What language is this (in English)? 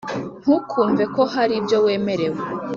Kinyarwanda